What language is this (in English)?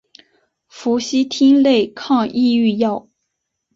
Chinese